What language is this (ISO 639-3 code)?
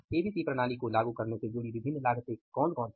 hin